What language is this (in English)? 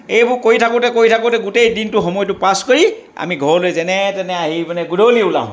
Assamese